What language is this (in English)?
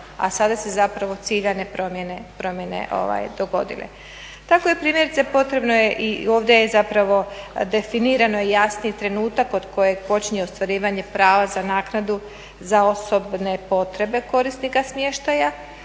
Croatian